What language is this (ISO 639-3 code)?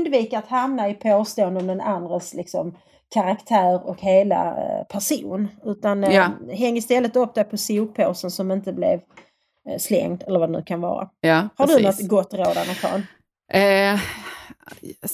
swe